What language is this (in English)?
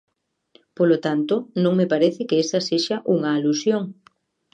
Galician